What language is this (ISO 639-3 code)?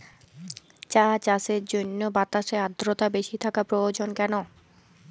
ben